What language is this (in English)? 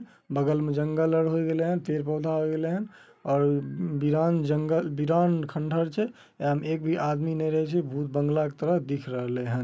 Magahi